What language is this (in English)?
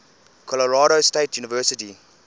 English